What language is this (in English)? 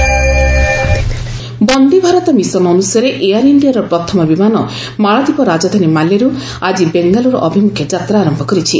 Odia